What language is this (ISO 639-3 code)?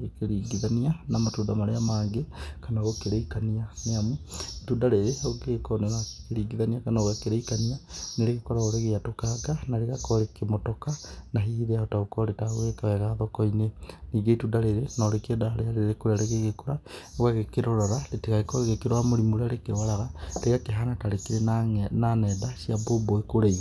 kik